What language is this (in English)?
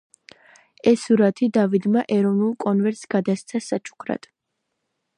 Georgian